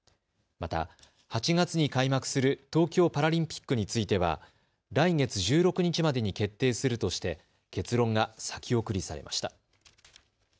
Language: Japanese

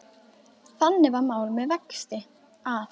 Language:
Icelandic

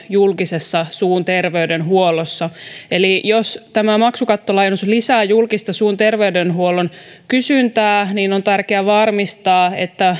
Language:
Finnish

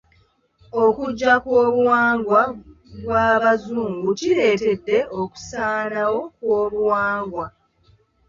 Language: Ganda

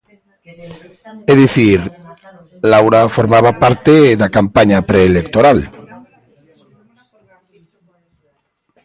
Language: Galician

